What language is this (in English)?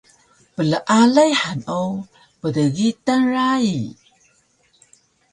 Taroko